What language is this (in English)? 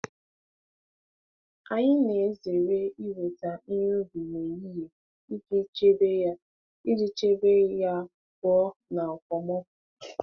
Igbo